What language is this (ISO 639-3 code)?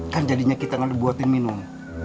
ind